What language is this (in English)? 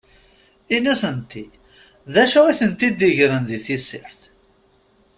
Kabyle